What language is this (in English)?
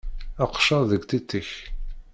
Kabyle